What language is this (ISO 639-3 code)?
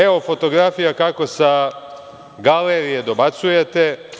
srp